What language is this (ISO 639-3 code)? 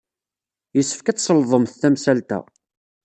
kab